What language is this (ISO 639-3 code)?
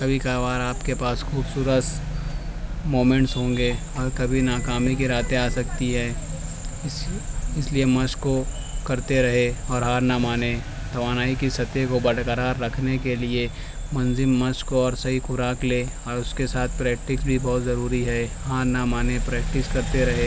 urd